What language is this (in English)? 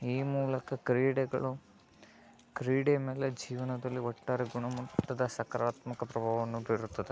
Kannada